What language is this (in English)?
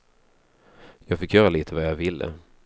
Swedish